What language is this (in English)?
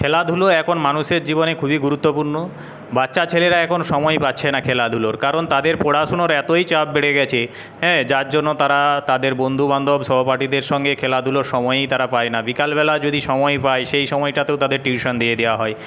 Bangla